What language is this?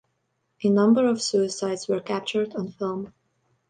English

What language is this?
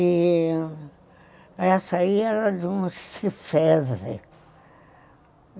Portuguese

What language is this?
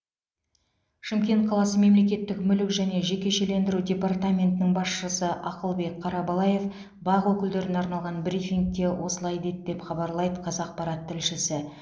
Kazakh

